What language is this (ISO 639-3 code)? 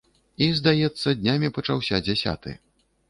bel